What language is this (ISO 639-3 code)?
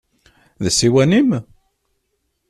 kab